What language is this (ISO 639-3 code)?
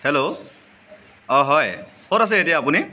asm